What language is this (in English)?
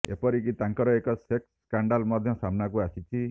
Odia